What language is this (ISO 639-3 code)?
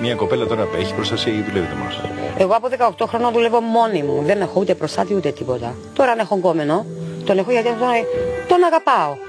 ell